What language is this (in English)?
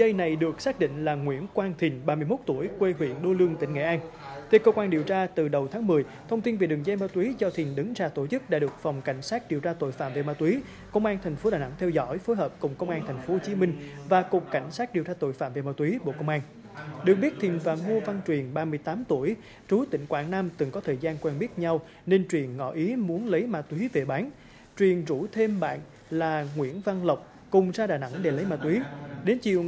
Vietnamese